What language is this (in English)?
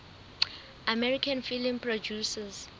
Southern Sotho